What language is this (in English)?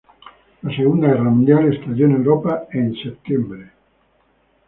Spanish